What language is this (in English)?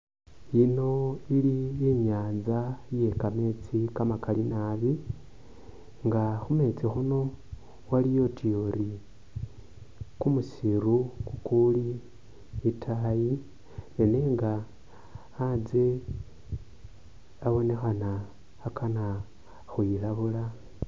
Masaaba